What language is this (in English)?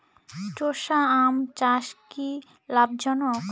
Bangla